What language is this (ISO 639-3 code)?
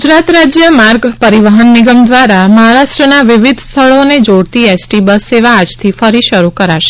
guj